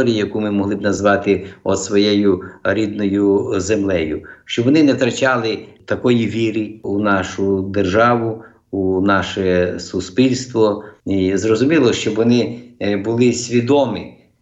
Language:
Ukrainian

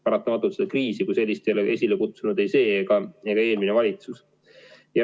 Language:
Estonian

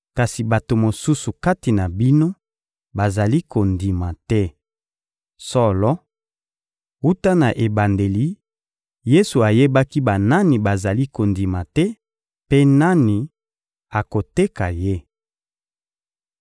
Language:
Lingala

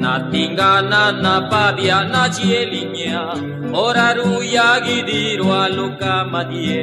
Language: Romanian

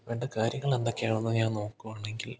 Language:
Malayalam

